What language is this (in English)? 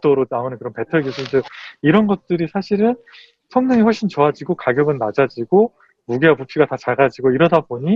Korean